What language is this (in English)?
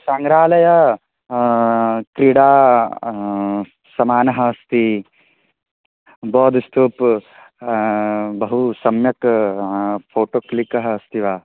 Sanskrit